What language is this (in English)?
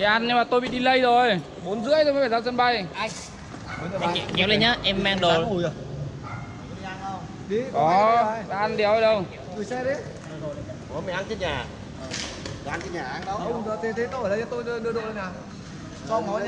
Vietnamese